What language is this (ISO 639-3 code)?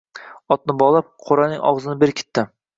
uzb